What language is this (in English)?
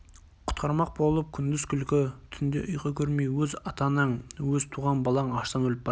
Kazakh